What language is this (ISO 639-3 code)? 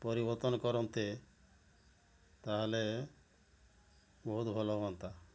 ori